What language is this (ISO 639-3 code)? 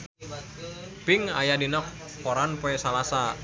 sun